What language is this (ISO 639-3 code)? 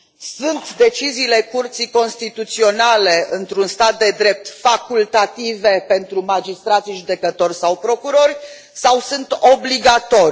ron